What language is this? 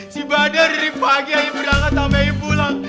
Indonesian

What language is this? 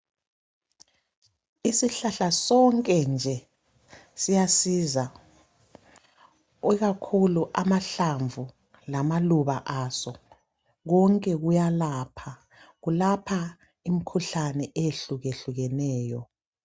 North Ndebele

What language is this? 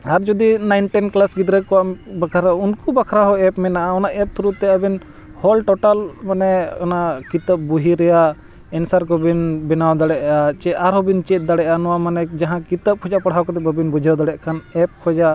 Santali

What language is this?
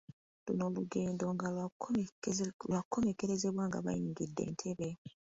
Ganda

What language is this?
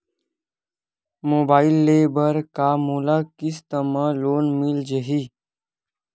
Chhattisgarhi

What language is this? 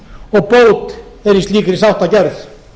Icelandic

